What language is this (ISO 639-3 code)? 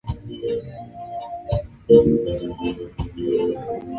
swa